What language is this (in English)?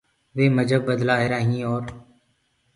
Gurgula